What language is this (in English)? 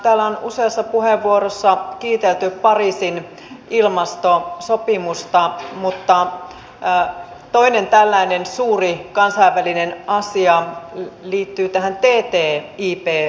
Finnish